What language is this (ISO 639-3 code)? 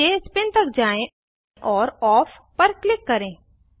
hin